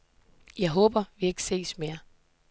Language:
Danish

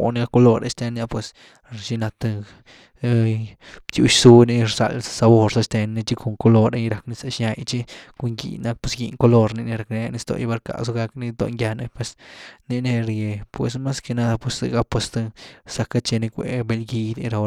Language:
Güilá Zapotec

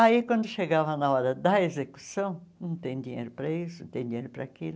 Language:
Portuguese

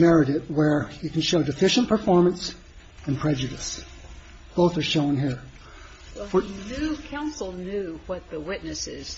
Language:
English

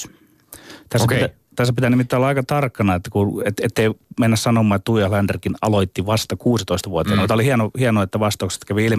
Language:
Finnish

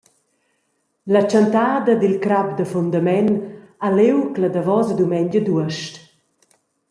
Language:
Romansh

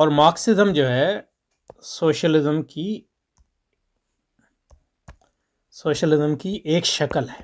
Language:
Hindi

